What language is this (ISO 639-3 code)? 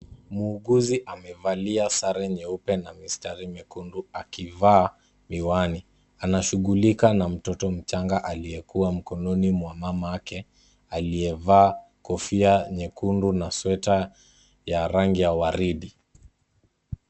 swa